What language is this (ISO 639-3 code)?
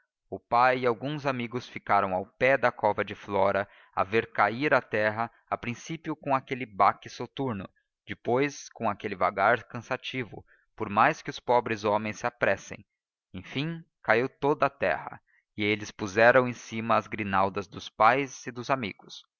por